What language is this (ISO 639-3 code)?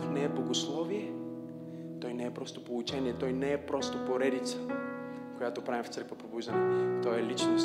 bul